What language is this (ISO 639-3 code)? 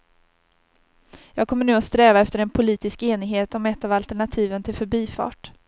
swe